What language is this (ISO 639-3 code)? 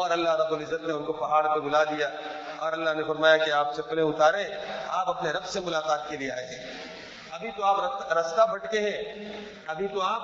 urd